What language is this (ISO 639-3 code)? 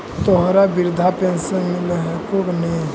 mag